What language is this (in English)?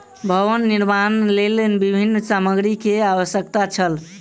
Maithili